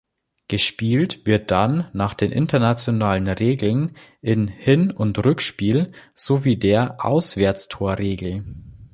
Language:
German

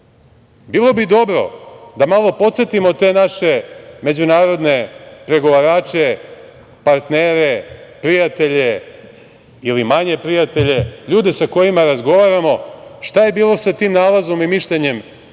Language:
Serbian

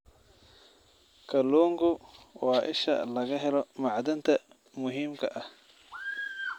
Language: Somali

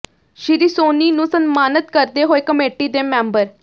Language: Punjabi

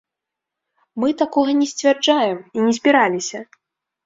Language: Belarusian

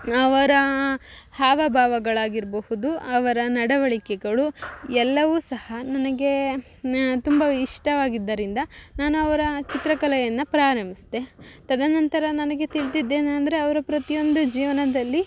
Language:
Kannada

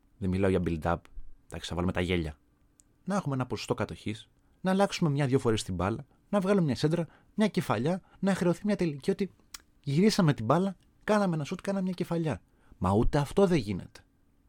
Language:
Greek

